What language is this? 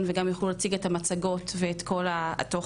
Hebrew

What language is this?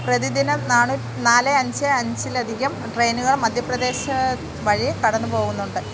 Malayalam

